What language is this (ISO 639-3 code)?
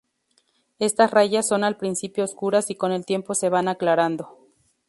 spa